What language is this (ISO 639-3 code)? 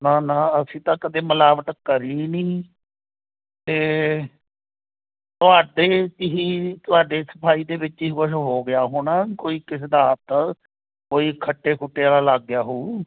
pan